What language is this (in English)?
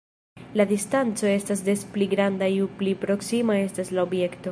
Esperanto